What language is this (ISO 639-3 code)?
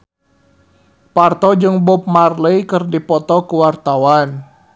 sun